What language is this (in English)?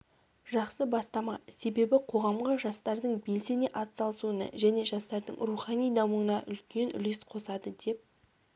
Kazakh